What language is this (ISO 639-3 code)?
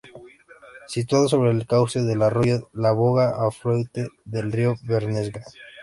spa